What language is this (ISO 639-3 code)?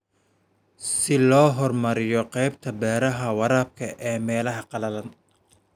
som